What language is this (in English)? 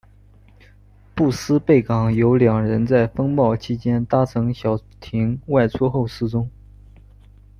Chinese